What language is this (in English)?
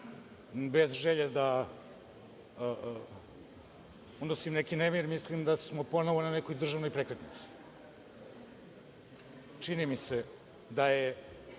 Serbian